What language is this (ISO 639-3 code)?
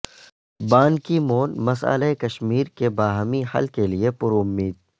urd